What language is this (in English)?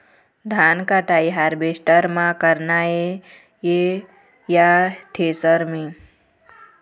Chhattisgarhi